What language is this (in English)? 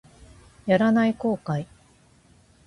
Japanese